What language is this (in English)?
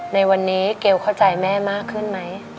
Thai